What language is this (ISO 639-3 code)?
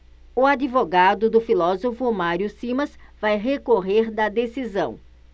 por